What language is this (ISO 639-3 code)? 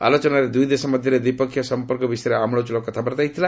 ori